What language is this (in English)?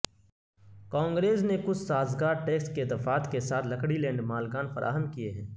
Urdu